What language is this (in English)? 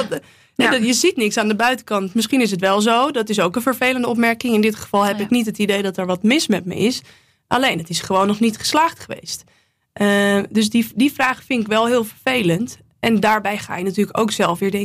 Dutch